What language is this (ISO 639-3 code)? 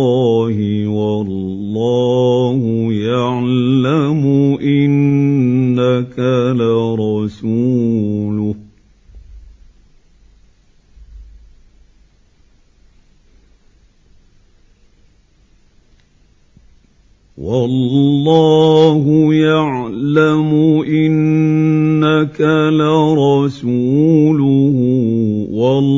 ara